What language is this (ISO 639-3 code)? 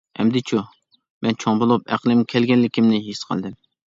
uig